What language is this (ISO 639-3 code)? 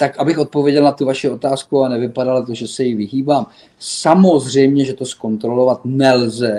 ces